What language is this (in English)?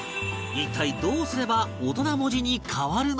Japanese